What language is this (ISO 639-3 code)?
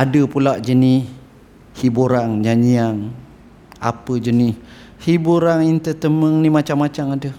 msa